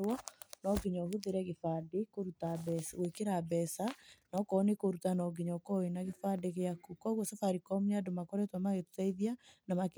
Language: Kikuyu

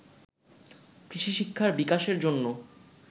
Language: Bangla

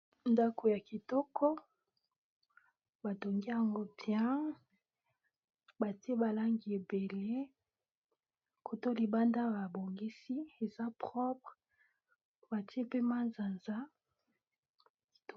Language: Lingala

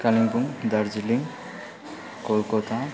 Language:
Nepali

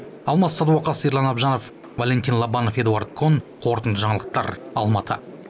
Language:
Kazakh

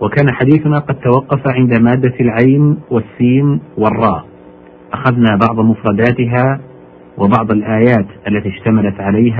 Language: Arabic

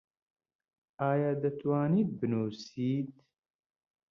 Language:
Central Kurdish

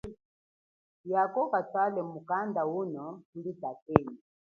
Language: Chokwe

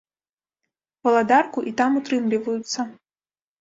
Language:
Belarusian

